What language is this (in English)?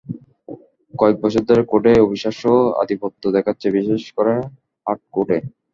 Bangla